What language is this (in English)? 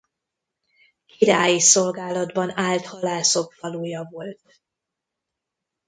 Hungarian